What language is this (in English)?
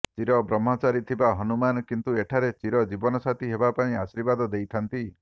Odia